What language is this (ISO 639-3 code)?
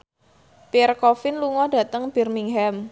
jav